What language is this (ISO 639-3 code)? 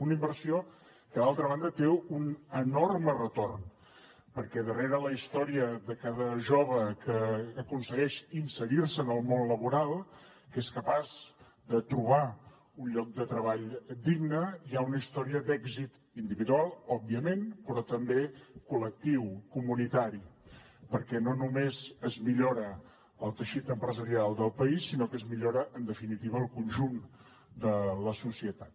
cat